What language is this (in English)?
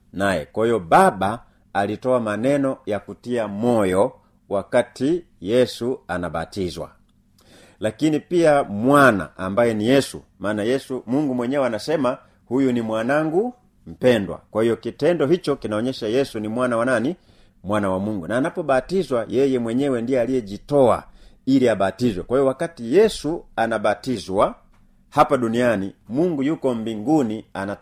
Swahili